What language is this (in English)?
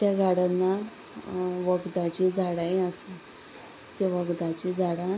Konkani